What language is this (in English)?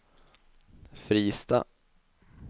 Swedish